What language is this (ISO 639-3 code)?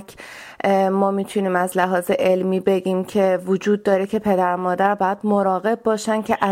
fas